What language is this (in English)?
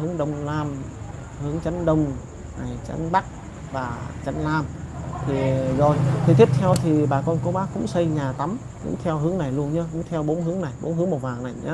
Vietnamese